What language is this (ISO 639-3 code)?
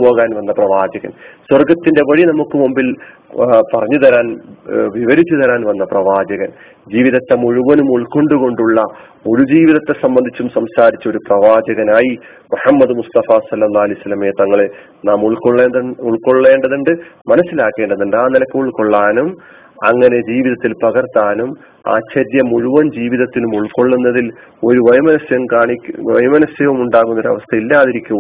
mal